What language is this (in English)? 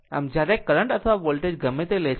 Gujarati